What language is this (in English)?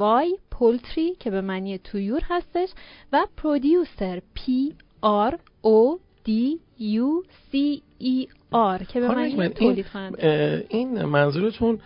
Persian